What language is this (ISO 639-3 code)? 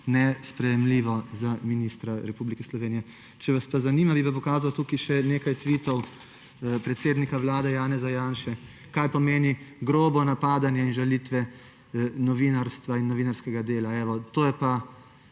slv